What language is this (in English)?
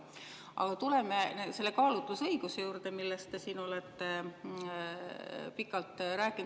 Estonian